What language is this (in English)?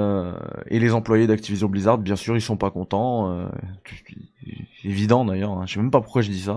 French